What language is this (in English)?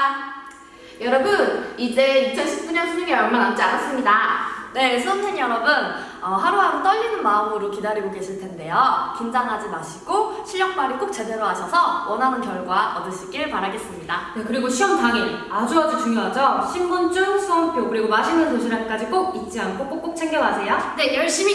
Korean